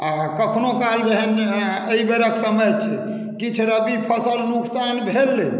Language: Maithili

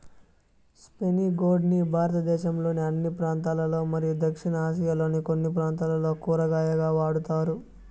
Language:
Telugu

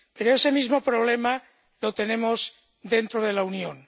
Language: Spanish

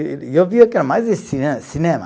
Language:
Portuguese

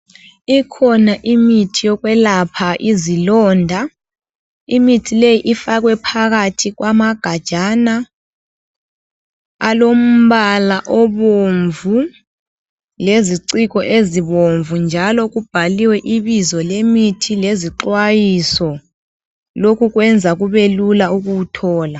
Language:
North Ndebele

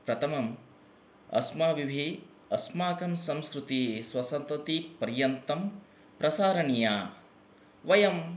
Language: Sanskrit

